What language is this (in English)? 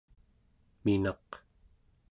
Central Yupik